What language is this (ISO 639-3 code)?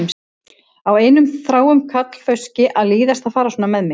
isl